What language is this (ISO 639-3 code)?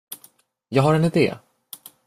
swe